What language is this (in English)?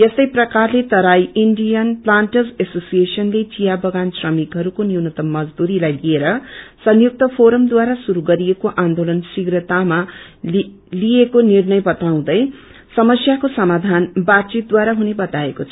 Nepali